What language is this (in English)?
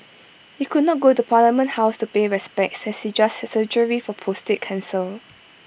English